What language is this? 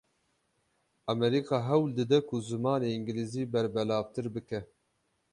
Kurdish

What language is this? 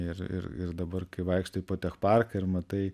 Lithuanian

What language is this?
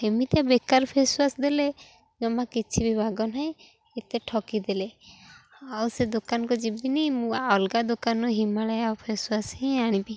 Odia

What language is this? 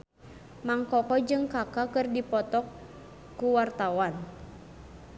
Sundanese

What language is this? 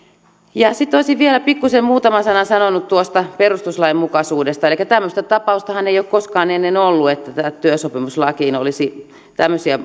Finnish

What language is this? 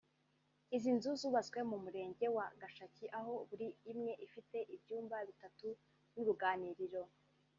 Kinyarwanda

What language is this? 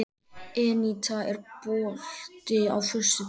Icelandic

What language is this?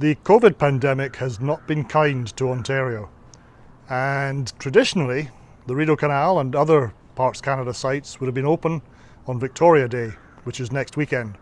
English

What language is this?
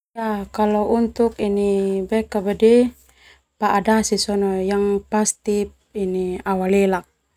Termanu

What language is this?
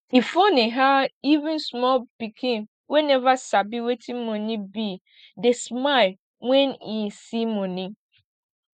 Nigerian Pidgin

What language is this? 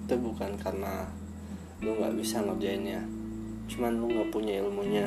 Indonesian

